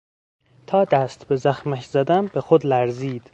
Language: Persian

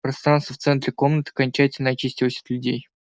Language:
Russian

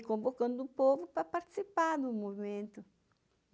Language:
Portuguese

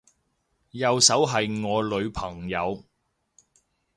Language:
Cantonese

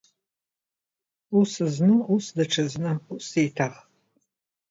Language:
Abkhazian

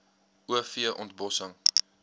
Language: Afrikaans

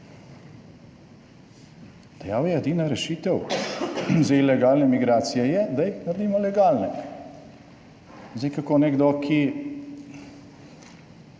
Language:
Slovenian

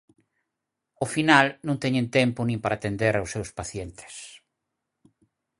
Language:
Galician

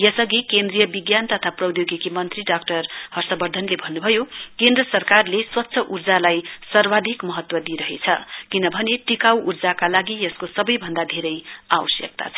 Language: Nepali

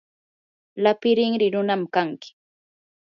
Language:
Yanahuanca Pasco Quechua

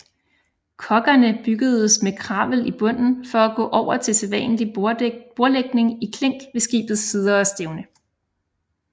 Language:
Danish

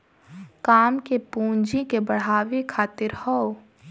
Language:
Bhojpuri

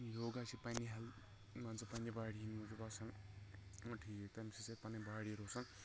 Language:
Kashmiri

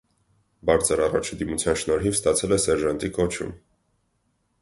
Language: Armenian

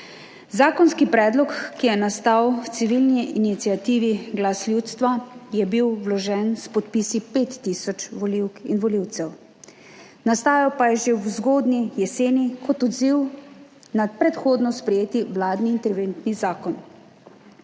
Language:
Slovenian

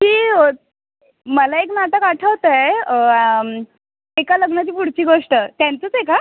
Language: Marathi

